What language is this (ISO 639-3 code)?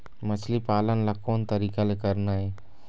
hne